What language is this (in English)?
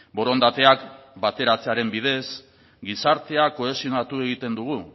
Basque